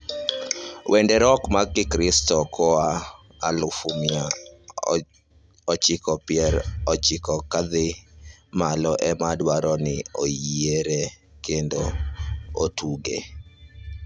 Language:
Luo (Kenya and Tanzania)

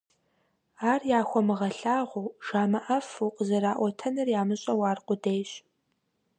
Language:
Kabardian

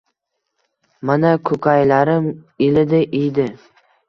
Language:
Uzbek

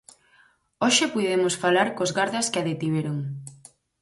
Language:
Galician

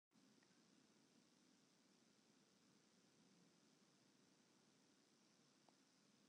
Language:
Western Frisian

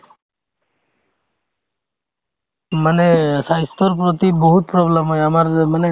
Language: Assamese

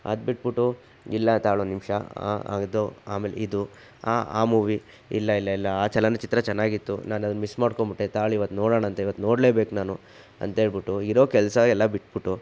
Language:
Kannada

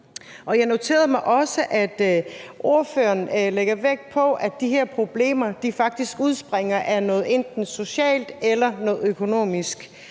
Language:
Danish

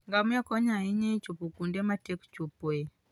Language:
Luo (Kenya and Tanzania)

